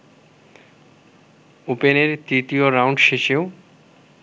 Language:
Bangla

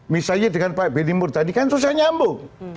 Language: Indonesian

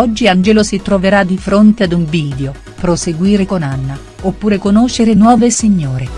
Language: Italian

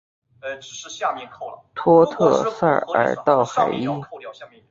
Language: Chinese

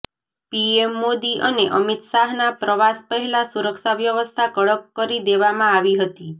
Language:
Gujarati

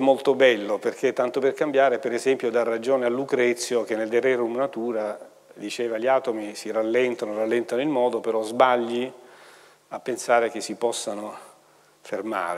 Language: Italian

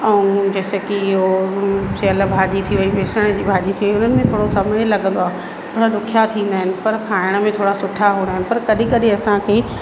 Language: Sindhi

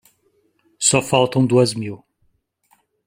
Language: Portuguese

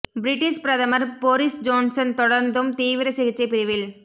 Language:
Tamil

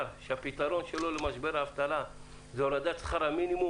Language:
Hebrew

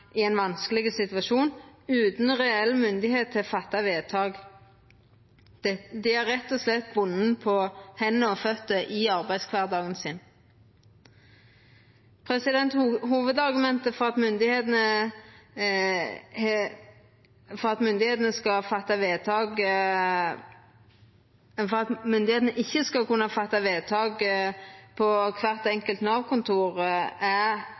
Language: Norwegian Nynorsk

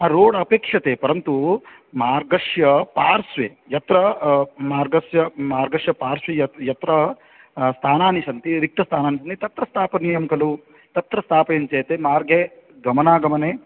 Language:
Sanskrit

